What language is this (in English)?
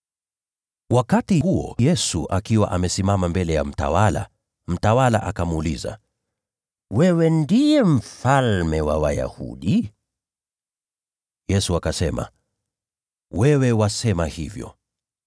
Swahili